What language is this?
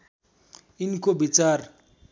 Nepali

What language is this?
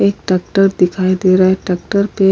Hindi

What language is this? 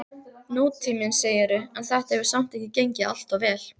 Icelandic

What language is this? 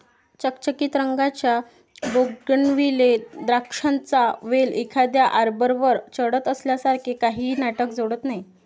Marathi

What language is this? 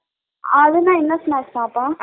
Tamil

